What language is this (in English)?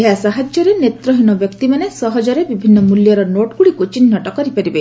Odia